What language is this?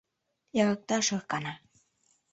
Mari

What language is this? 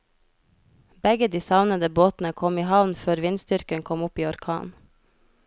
Norwegian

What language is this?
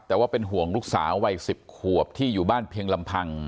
Thai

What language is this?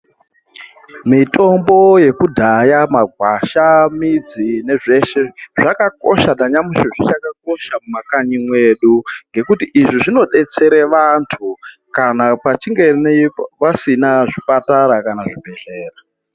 Ndau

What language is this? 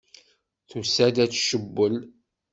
Kabyle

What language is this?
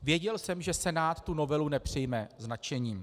Czech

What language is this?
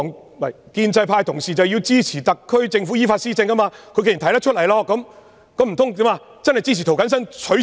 Cantonese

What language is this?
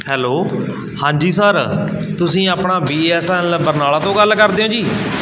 Punjabi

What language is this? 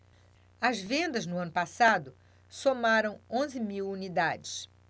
Portuguese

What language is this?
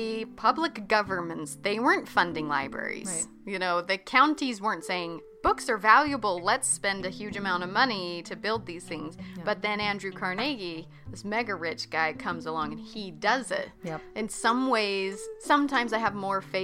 English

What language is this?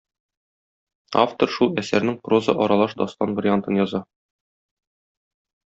Tatar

